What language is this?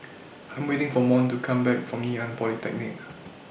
English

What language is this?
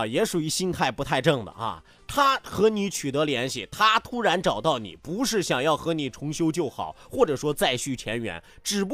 Chinese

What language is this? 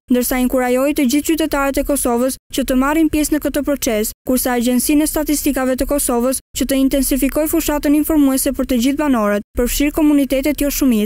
Romanian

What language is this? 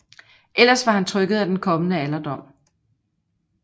Danish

